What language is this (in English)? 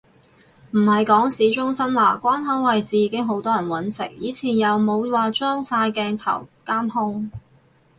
Cantonese